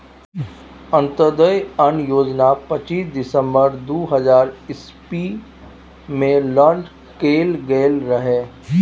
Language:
Maithili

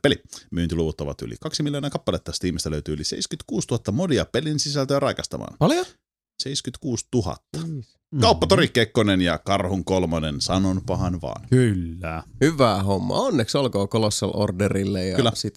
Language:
Finnish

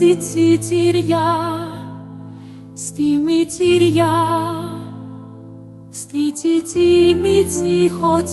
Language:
Romanian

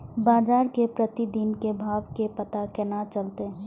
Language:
Maithili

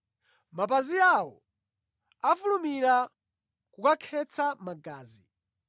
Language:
Nyanja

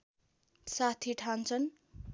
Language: Nepali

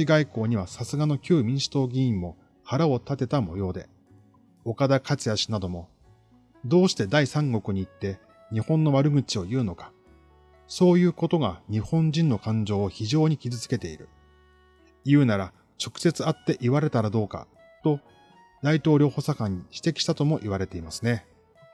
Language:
Japanese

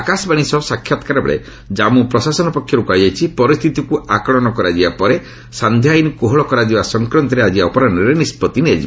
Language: Odia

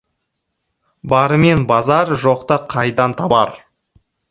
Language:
Kazakh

